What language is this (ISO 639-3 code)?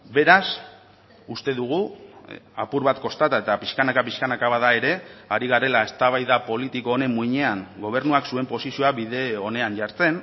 eus